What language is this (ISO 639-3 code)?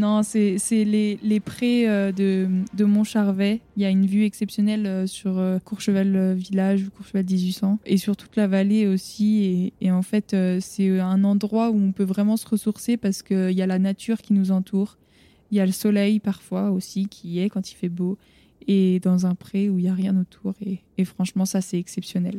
fra